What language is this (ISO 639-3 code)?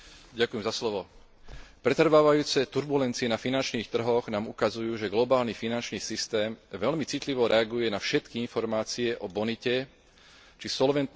slk